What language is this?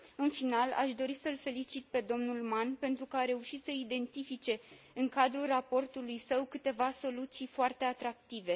Romanian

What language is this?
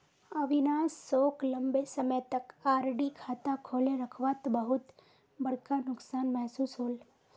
Magahi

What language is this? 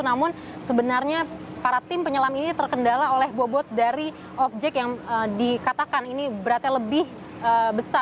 Indonesian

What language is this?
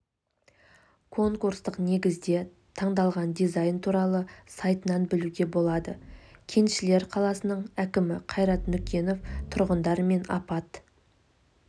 Kazakh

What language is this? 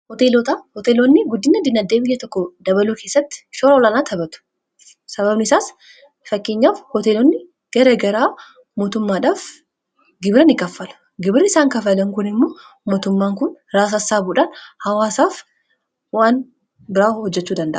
Oromo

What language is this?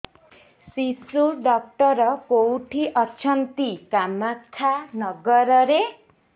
Odia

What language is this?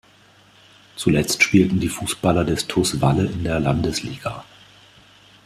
German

